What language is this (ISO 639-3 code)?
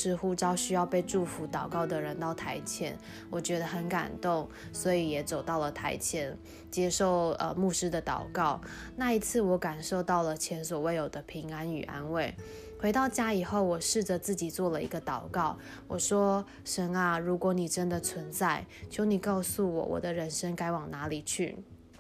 zho